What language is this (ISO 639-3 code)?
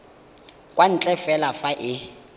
tsn